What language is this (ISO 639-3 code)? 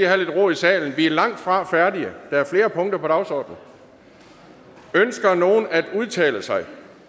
dan